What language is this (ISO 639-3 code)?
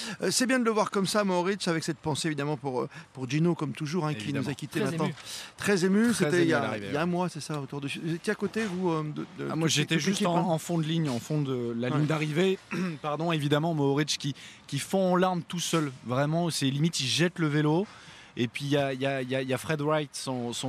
fra